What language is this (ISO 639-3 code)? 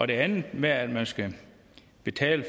dan